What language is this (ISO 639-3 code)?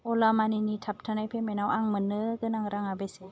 brx